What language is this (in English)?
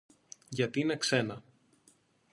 Greek